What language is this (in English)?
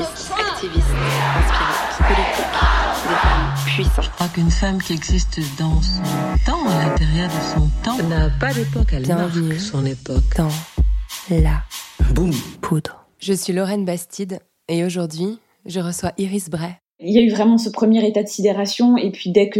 French